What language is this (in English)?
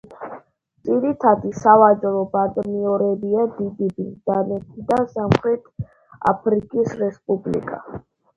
Georgian